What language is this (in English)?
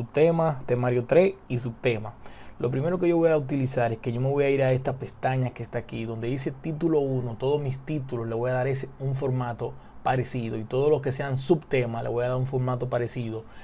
Spanish